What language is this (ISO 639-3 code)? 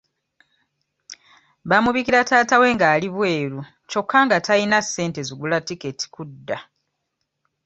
lug